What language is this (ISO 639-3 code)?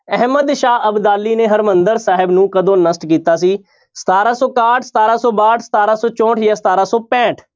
pan